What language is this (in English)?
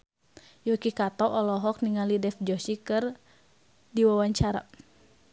Sundanese